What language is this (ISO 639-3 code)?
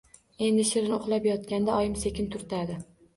uzb